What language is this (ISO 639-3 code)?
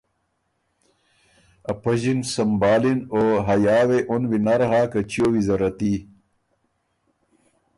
oru